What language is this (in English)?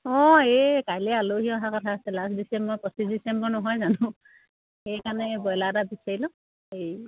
Assamese